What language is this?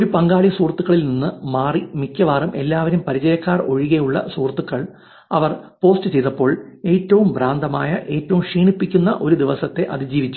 Malayalam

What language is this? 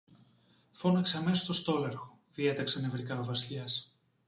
Greek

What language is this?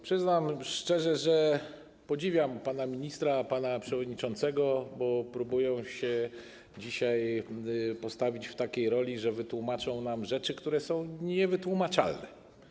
Polish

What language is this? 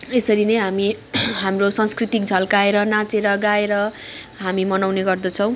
Nepali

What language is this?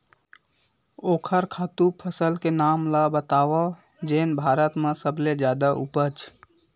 Chhattisgarhi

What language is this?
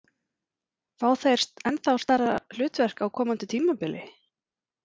Icelandic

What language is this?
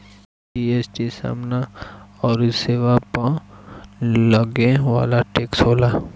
Bhojpuri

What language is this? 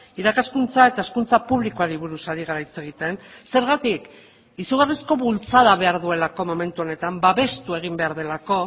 Basque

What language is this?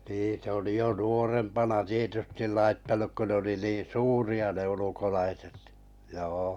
Finnish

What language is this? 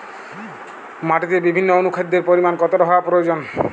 Bangla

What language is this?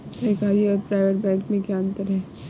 Hindi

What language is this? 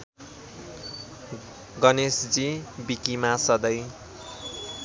Nepali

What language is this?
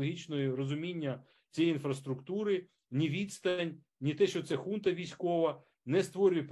Ukrainian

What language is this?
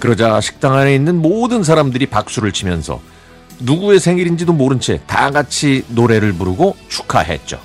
Korean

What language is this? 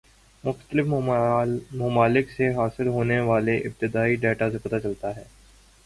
Urdu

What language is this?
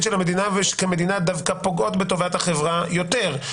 Hebrew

